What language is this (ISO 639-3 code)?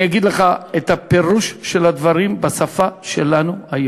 heb